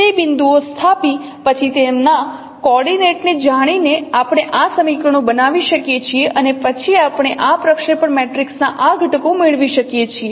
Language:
Gujarati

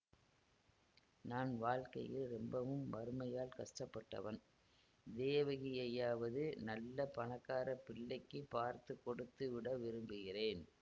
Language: Tamil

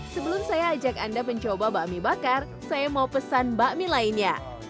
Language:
Indonesian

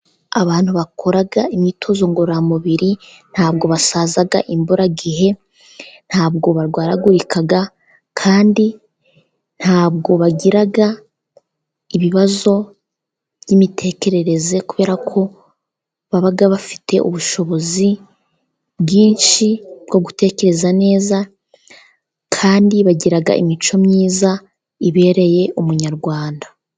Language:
Kinyarwanda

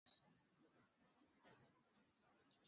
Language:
Swahili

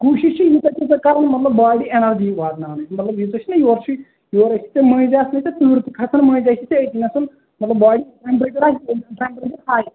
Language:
Kashmiri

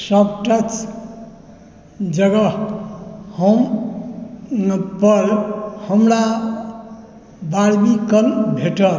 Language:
Maithili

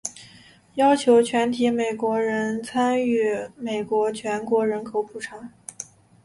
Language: Chinese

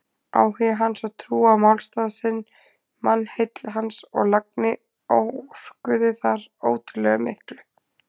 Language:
Icelandic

